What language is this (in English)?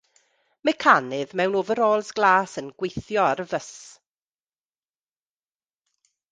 Welsh